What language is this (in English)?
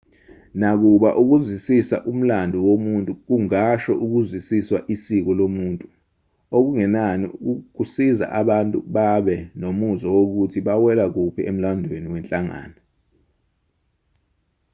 Zulu